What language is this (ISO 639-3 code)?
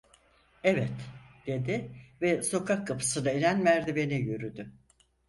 tur